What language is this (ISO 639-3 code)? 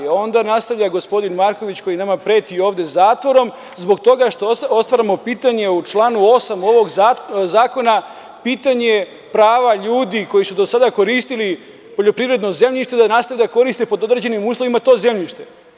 srp